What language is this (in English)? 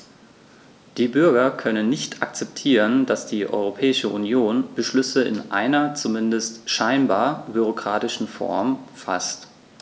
German